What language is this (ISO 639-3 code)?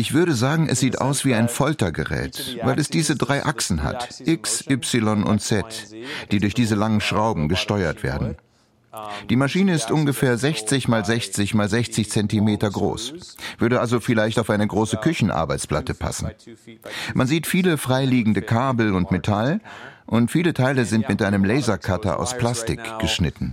deu